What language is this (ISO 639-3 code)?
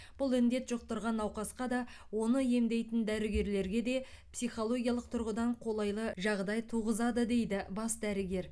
kaz